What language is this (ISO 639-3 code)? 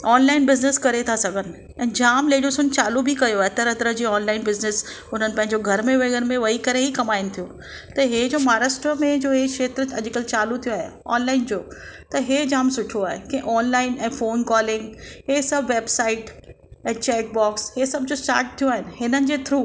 snd